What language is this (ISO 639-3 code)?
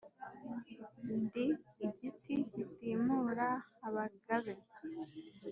kin